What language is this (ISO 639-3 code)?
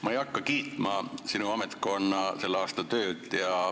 est